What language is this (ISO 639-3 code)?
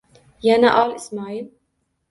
uzb